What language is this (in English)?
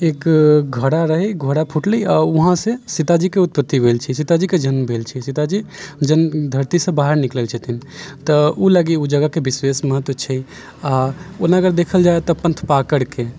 Maithili